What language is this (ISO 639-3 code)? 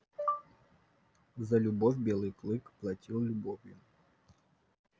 rus